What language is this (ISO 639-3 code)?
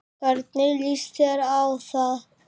isl